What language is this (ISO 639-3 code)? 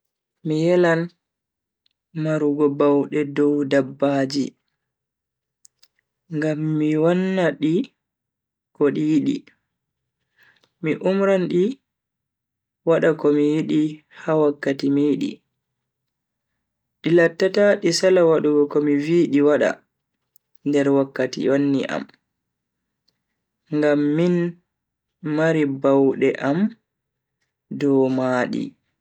fui